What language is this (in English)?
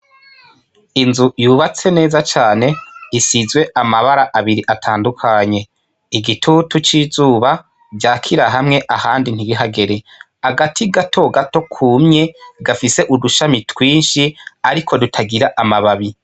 Rundi